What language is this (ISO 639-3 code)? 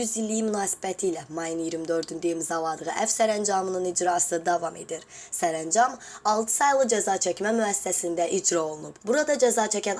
aze